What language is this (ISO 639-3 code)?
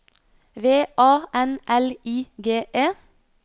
nor